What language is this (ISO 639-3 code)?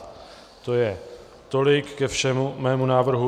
ces